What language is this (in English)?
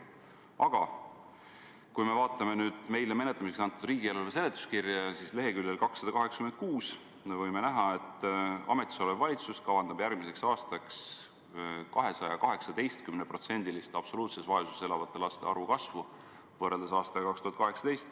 Estonian